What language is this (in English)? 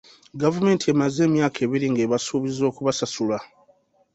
Ganda